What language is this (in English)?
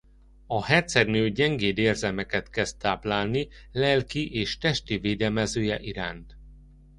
Hungarian